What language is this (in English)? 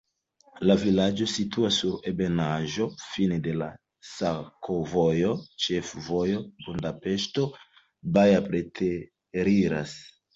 Esperanto